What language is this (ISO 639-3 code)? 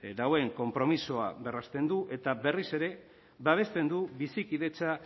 eus